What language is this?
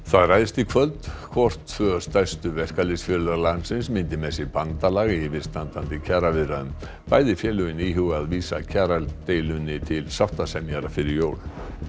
Icelandic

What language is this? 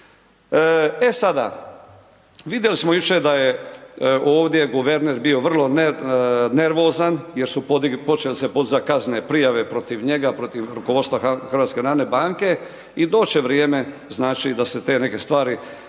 Croatian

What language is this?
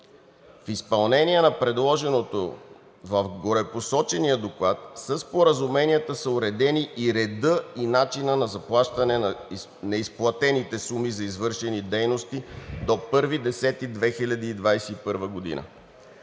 Bulgarian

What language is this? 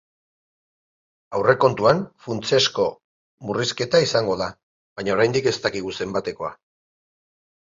Basque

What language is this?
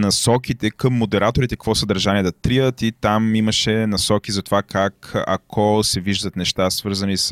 Bulgarian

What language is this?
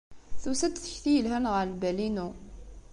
Kabyle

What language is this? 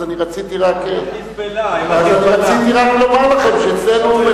Hebrew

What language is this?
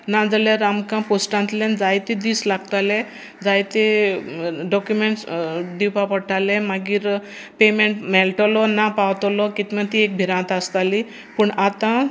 Konkani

